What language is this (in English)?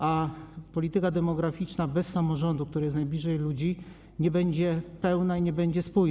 Polish